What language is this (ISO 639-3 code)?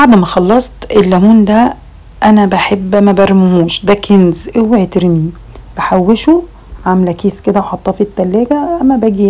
ara